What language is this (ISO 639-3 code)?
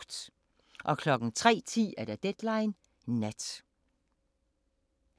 dan